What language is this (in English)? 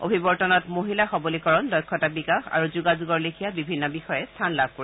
Assamese